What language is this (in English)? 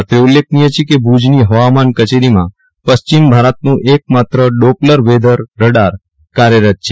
Gujarati